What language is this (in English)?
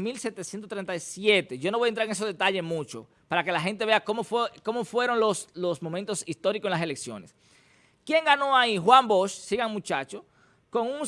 Spanish